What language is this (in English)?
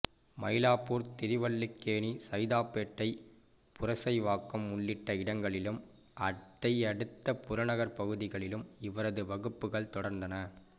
Tamil